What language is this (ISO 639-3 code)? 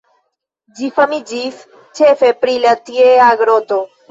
epo